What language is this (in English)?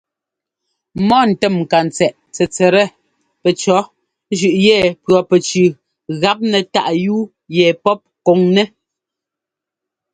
Ngomba